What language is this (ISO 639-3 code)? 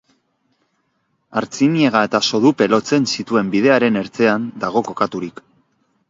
eus